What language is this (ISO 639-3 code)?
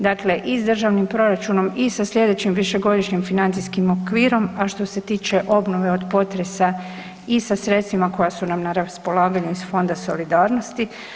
hrv